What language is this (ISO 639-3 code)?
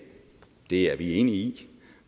dan